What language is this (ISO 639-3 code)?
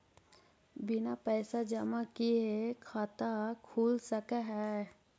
mag